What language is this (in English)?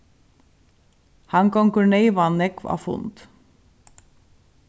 Faroese